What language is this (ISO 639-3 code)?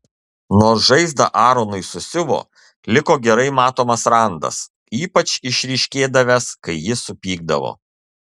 lit